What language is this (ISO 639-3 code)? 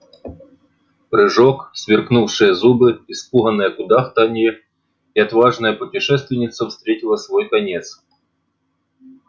rus